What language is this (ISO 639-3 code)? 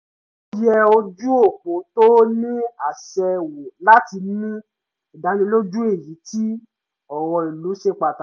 yor